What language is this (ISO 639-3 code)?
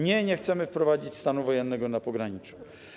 pol